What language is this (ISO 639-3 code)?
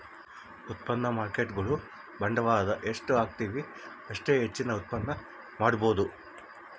kan